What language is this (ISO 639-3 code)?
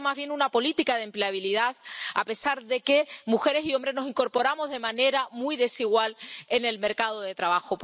spa